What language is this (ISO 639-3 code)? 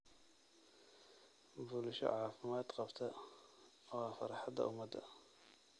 som